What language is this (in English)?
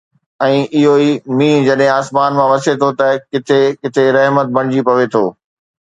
Sindhi